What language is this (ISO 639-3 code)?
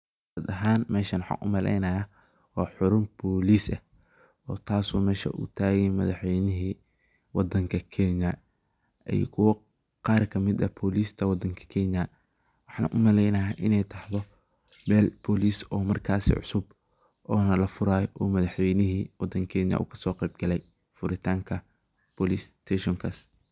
som